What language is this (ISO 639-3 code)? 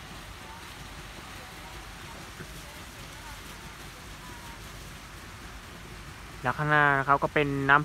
tha